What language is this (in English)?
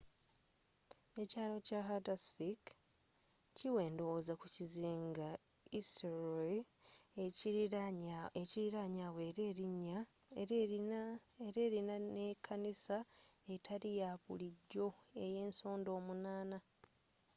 Ganda